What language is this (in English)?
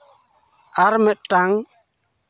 Santali